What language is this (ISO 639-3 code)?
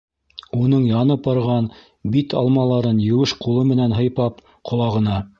bak